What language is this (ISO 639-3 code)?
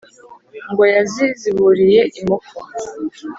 kin